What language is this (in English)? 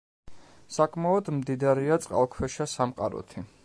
Georgian